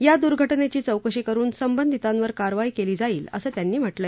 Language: Marathi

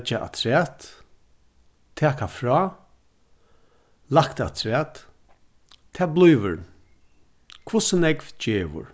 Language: Faroese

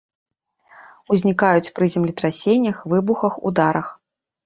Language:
Belarusian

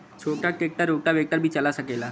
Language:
Bhojpuri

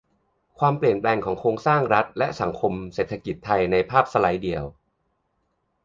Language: Thai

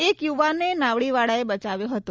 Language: Gujarati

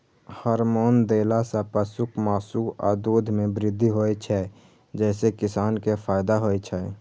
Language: Maithili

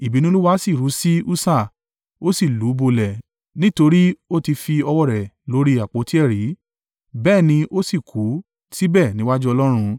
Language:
Yoruba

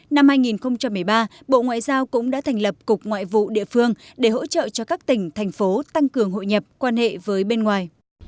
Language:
Vietnamese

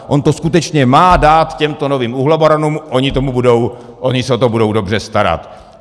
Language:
Czech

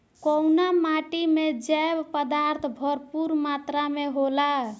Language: Bhojpuri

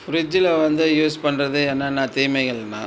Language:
Tamil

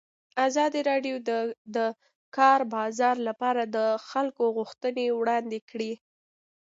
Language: Pashto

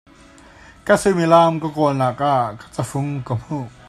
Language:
Hakha Chin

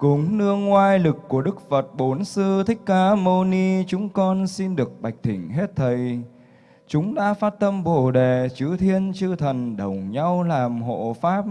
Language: Vietnamese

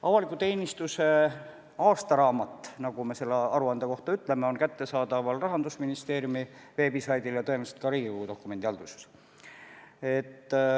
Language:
Estonian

